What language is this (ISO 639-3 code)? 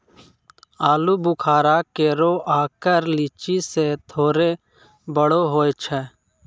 mai